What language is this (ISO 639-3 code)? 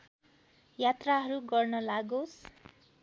nep